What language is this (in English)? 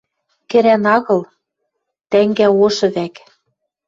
Western Mari